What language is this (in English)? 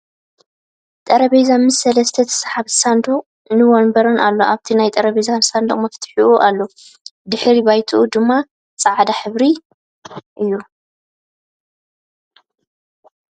Tigrinya